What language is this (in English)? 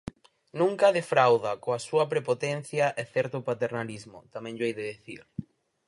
Galician